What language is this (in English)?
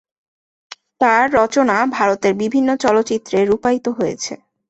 Bangla